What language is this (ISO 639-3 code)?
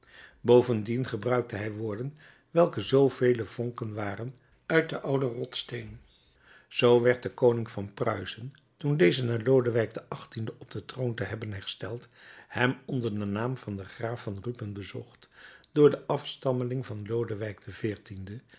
nld